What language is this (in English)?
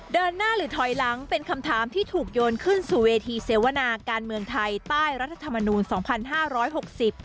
Thai